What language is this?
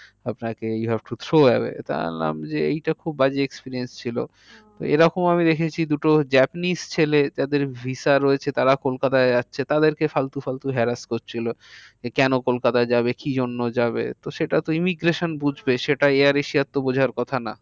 Bangla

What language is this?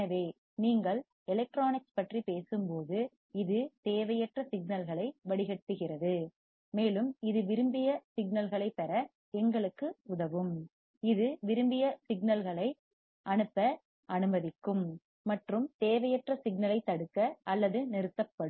Tamil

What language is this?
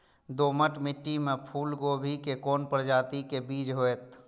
Maithili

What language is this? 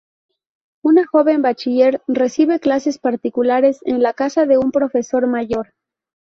Spanish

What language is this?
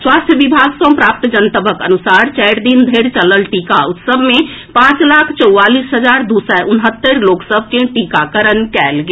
Maithili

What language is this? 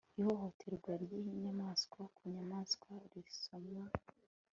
Kinyarwanda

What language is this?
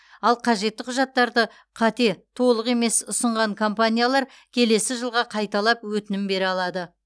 Kazakh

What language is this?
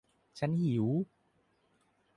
Thai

